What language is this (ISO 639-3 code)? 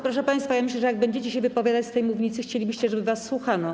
pol